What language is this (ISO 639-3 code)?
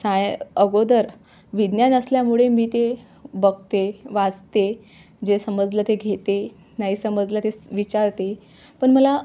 mar